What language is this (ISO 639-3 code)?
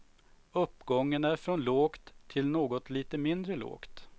swe